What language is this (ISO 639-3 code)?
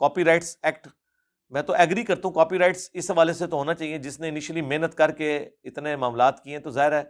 urd